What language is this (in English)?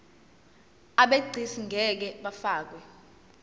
Zulu